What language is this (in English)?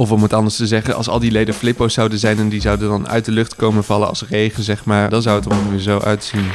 Dutch